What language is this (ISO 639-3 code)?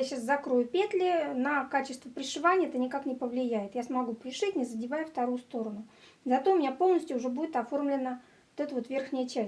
rus